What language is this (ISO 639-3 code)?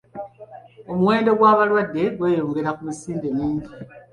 lug